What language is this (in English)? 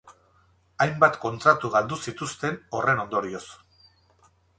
Basque